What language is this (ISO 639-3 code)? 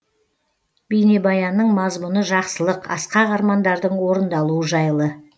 kaz